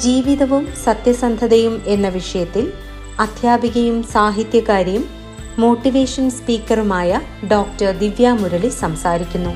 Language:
Malayalam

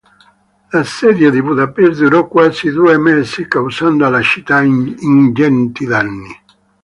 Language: Italian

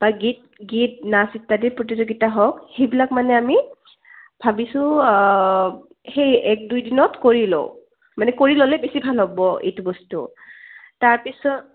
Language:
Assamese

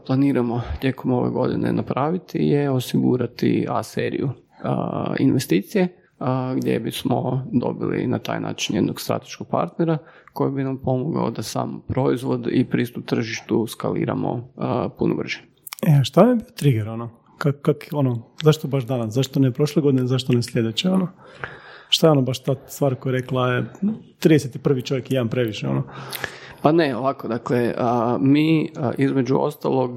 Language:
Croatian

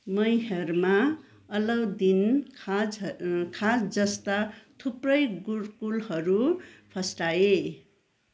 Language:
Nepali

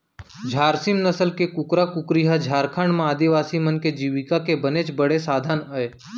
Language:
Chhattisgarhi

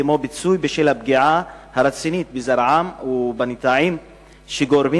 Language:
Hebrew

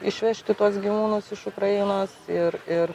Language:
Lithuanian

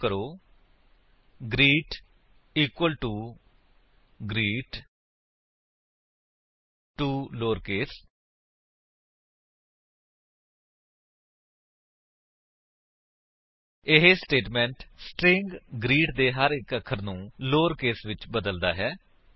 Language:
Punjabi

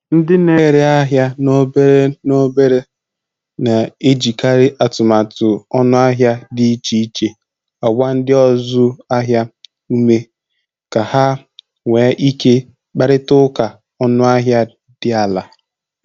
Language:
Igbo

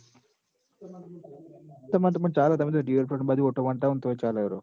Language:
Gujarati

